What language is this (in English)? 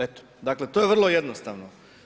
Croatian